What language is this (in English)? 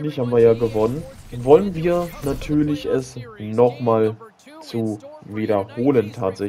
German